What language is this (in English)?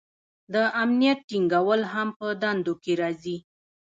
Pashto